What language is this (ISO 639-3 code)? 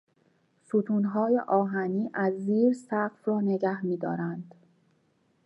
fas